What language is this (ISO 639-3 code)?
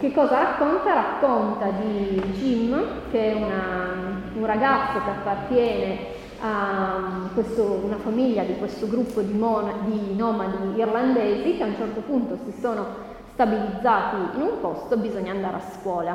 ita